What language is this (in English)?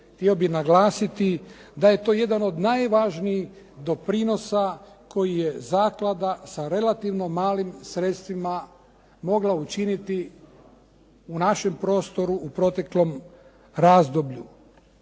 Croatian